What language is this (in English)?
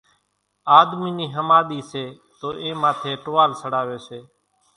Kachi Koli